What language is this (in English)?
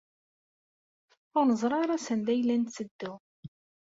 Kabyle